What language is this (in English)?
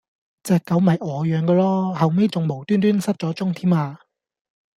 Cantonese